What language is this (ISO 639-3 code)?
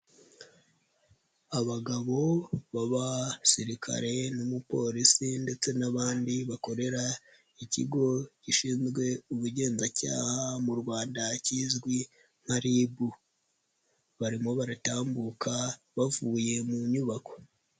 kin